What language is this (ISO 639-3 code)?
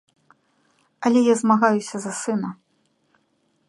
bel